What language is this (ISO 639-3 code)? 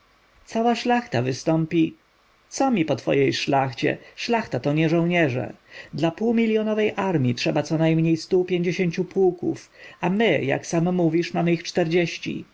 pol